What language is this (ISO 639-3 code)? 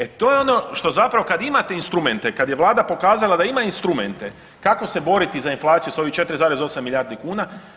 hrv